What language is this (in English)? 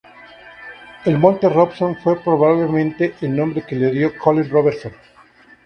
Spanish